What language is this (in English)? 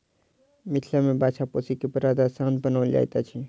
Maithili